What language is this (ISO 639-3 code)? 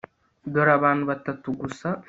kin